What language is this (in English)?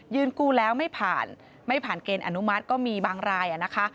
Thai